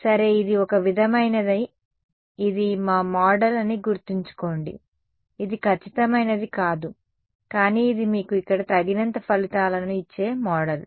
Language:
Telugu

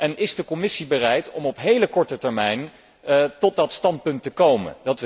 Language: Dutch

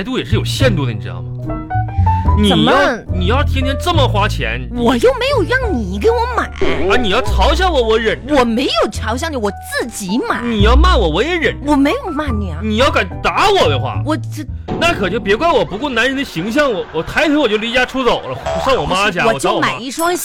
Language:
Chinese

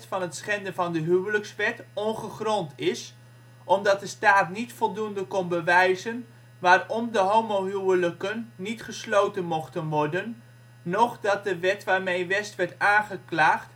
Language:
Dutch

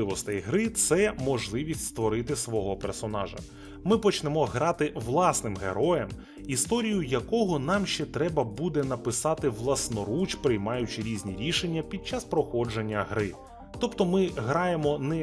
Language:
Ukrainian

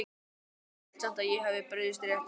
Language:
Icelandic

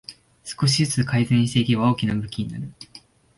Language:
Japanese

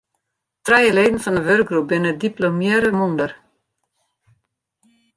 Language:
Western Frisian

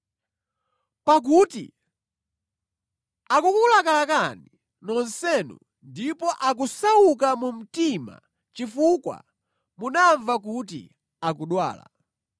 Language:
Nyanja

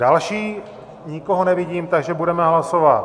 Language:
Czech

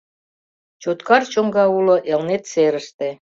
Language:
Mari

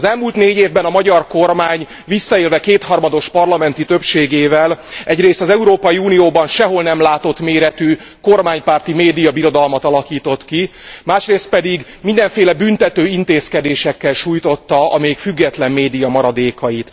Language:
Hungarian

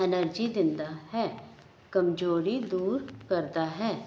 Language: Punjabi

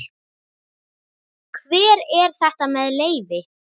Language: Icelandic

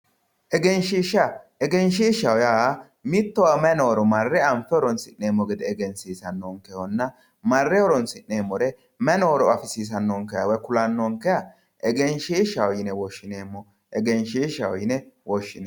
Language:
Sidamo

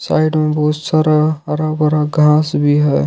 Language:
Hindi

